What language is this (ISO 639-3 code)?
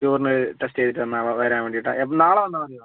mal